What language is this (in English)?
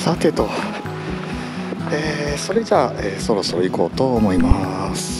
Japanese